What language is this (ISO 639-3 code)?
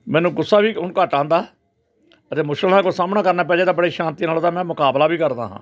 pan